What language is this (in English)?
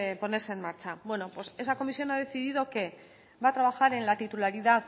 Spanish